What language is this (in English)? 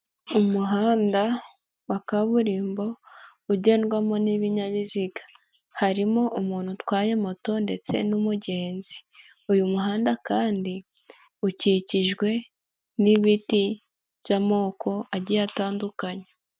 Kinyarwanda